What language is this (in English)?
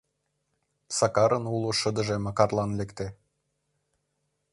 Mari